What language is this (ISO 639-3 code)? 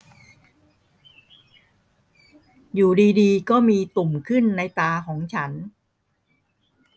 tha